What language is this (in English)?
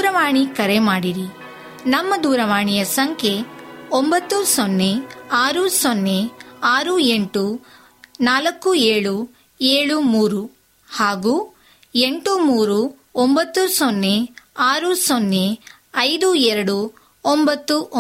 Kannada